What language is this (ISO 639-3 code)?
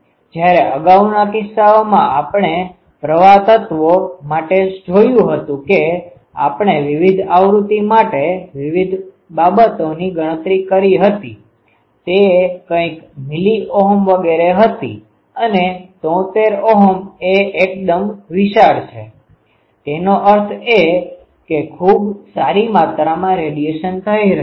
guj